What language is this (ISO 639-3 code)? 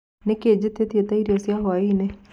kik